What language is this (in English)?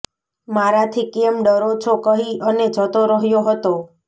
Gujarati